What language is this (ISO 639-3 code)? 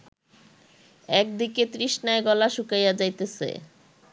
ben